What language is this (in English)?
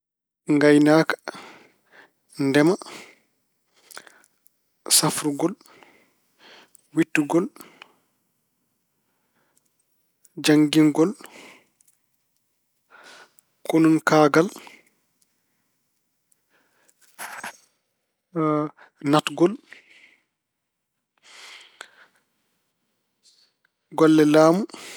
Fula